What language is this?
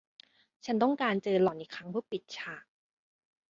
Thai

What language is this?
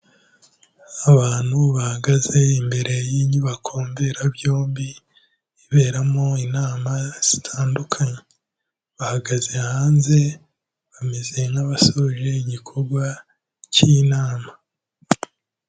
Kinyarwanda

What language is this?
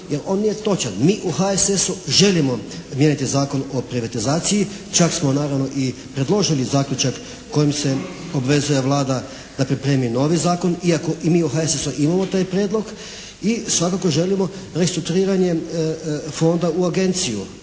Croatian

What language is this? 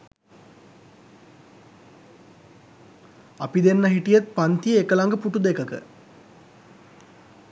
Sinhala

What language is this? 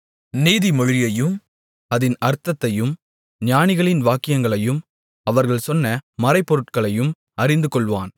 Tamil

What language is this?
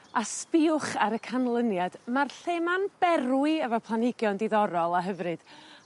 Welsh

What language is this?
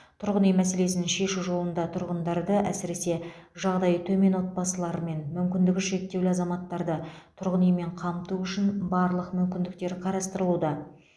Kazakh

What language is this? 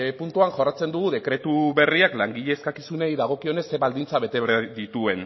Basque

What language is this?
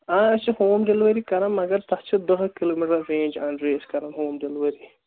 Kashmiri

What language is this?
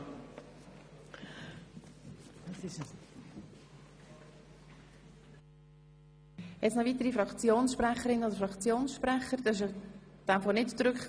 Swiss German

